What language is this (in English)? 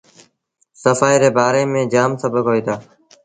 Sindhi Bhil